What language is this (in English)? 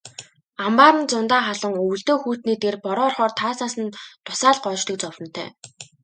Mongolian